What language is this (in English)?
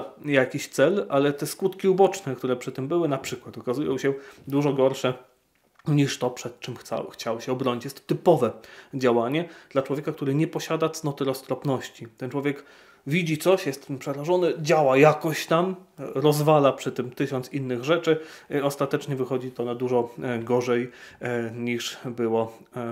Polish